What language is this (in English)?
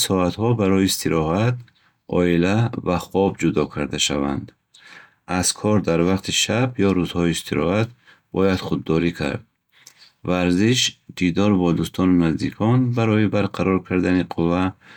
Bukharic